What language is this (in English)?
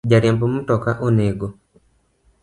Luo (Kenya and Tanzania)